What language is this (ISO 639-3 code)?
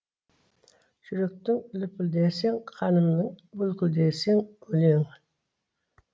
kaz